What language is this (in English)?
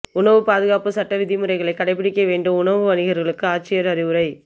Tamil